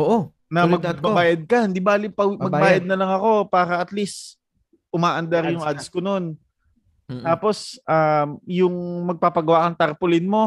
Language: Filipino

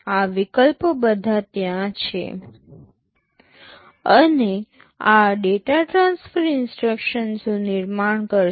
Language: Gujarati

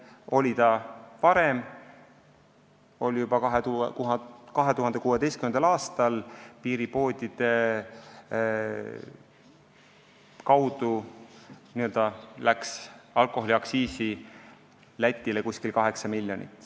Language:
Estonian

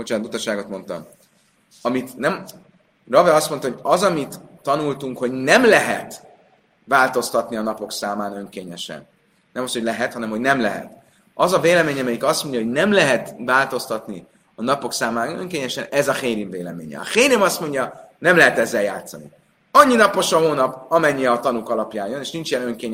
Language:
Hungarian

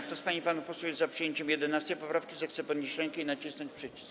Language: Polish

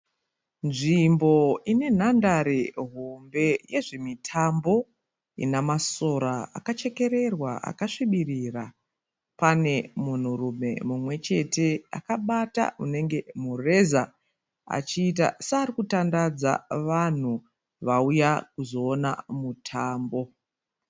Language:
Shona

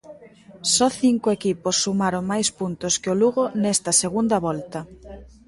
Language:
Galician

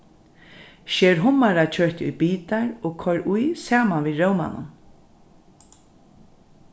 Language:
Faroese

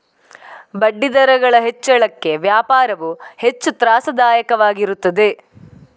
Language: Kannada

